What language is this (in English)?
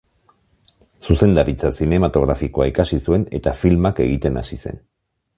Basque